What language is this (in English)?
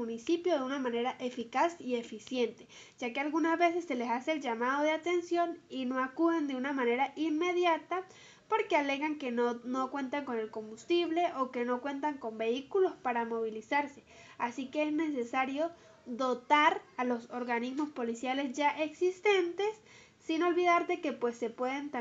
Spanish